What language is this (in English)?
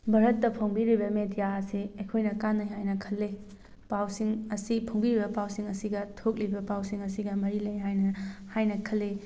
Manipuri